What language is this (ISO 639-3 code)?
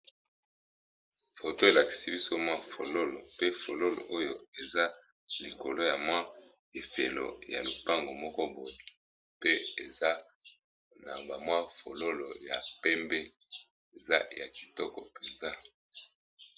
lin